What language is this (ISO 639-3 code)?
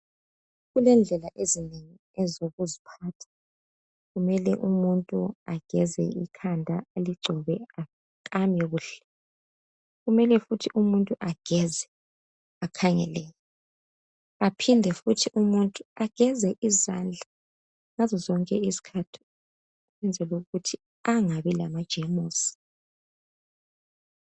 nde